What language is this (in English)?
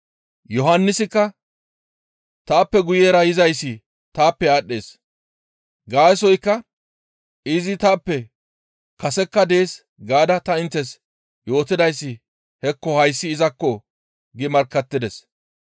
Gamo